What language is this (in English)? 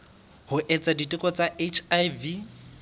Southern Sotho